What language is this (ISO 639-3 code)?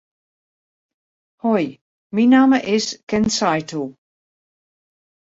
fry